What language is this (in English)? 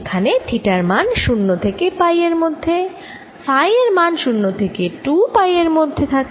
Bangla